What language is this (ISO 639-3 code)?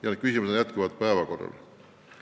est